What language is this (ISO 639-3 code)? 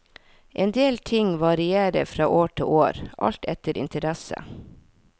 nor